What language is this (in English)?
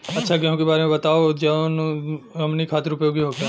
Bhojpuri